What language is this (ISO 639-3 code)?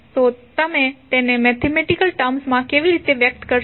guj